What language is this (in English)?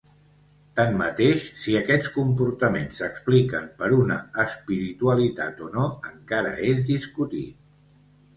Catalan